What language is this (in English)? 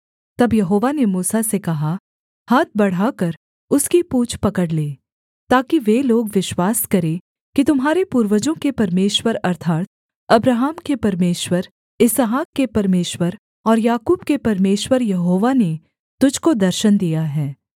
Hindi